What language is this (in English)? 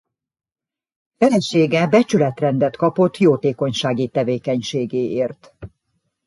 Hungarian